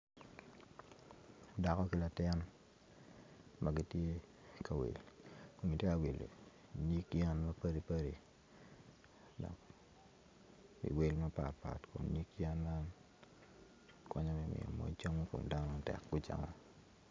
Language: Acoli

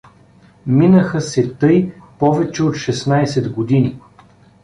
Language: Bulgarian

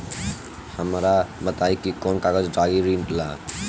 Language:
Bhojpuri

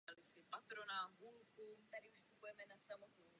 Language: Czech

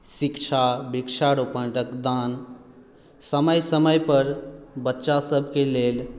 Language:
Maithili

